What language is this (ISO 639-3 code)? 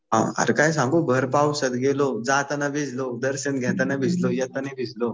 mar